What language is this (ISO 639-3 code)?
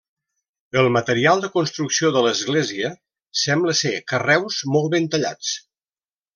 cat